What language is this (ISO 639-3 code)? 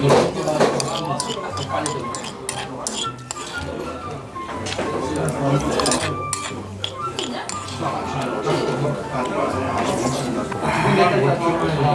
kor